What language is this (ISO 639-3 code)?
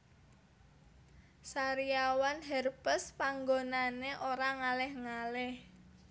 jav